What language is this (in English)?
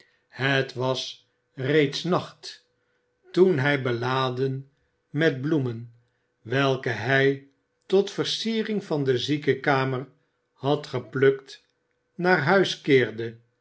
Dutch